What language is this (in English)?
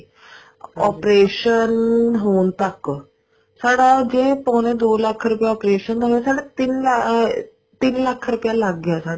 Punjabi